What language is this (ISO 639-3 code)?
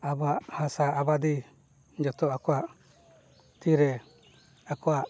sat